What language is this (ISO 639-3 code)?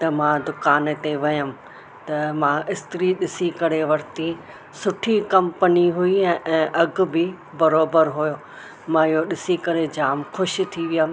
snd